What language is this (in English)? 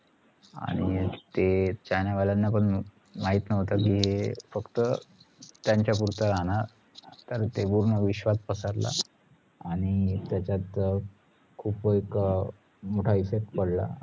Marathi